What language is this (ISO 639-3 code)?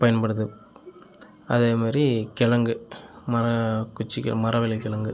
tam